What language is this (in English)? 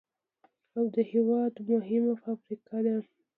Pashto